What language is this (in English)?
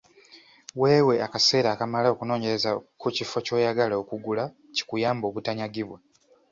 Ganda